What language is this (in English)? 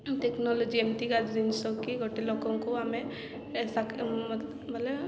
Odia